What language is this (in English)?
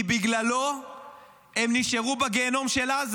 Hebrew